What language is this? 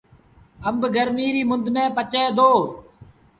Sindhi Bhil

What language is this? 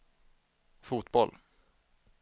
Swedish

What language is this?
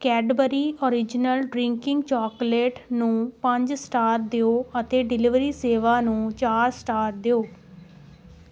Punjabi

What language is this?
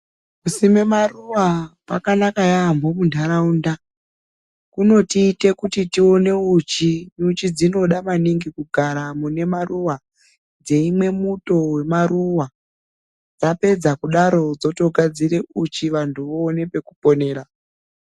Ndau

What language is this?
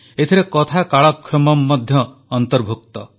Odia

